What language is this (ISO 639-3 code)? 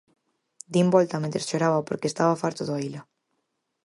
glg